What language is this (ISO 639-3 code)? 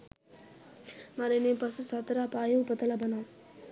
sin